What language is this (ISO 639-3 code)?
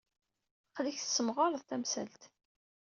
kab